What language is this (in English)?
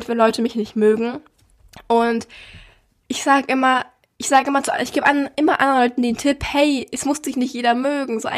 German